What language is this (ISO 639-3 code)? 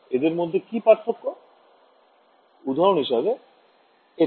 ben